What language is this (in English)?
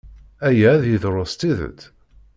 Kabyle